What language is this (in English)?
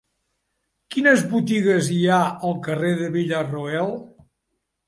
Catalan